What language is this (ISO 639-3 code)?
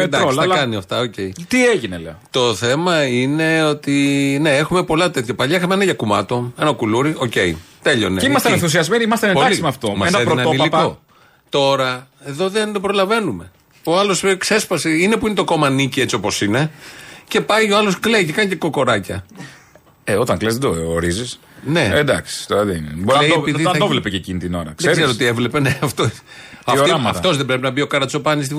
ell